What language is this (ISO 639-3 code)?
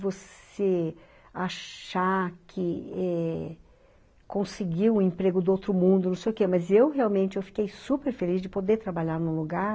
por